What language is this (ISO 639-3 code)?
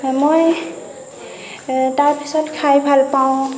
asm